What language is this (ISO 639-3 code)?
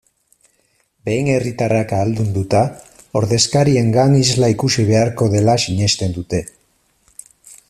eus